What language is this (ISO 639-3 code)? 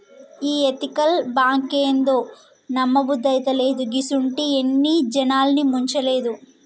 tel